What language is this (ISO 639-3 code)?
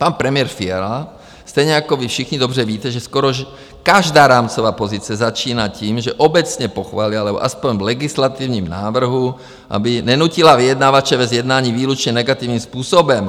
ces